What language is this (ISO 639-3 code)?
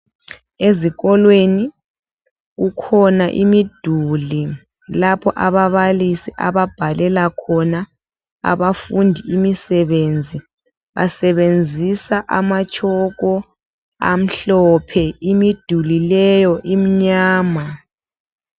nde